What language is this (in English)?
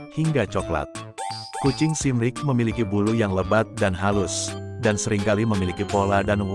Indonesian